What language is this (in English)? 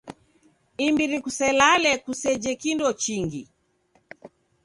Taita